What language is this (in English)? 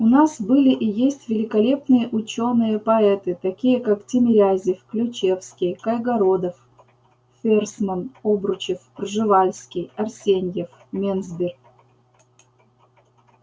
Russian